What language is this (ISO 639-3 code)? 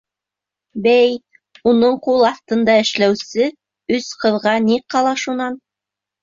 bak